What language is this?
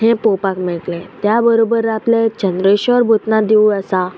Konkani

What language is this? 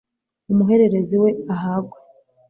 Kinyarwanda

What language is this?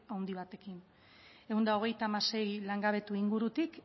Basque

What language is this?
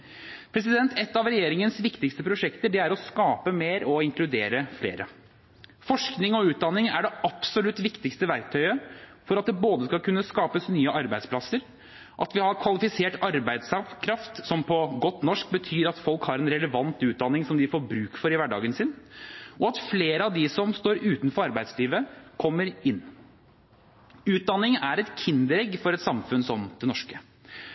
Norwegian Bokmål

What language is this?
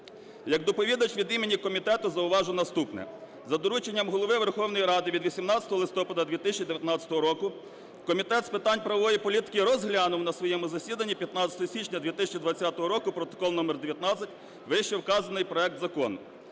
Ukrainian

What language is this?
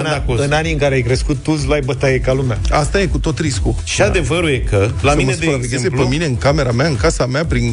Romanian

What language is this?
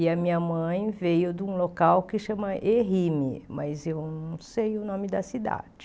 Portuguese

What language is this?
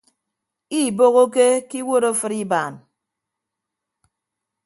Ibibio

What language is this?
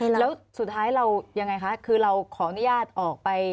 Thai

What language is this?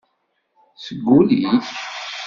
Kabyle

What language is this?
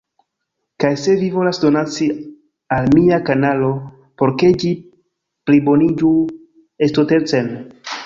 Esperanto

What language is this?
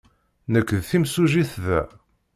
Kabyle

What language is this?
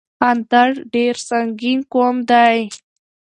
Pashto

